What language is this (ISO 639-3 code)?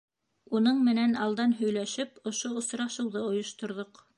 bak